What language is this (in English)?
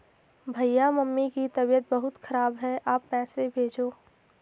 Hindi